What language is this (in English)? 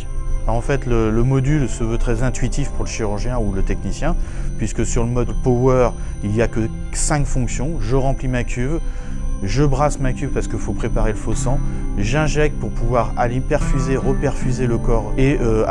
French